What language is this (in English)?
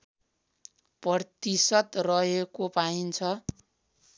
Nepali